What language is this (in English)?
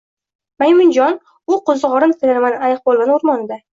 Uzbek